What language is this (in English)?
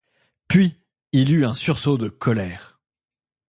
French